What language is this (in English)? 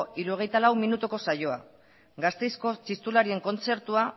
Basque